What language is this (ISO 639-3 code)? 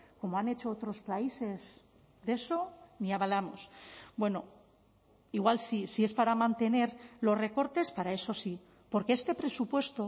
spa